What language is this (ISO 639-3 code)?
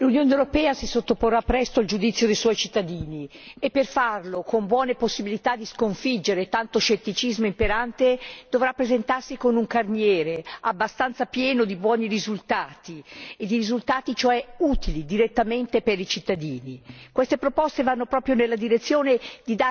ita